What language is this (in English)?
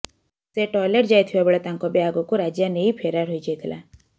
Odia